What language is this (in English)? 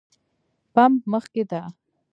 Pashto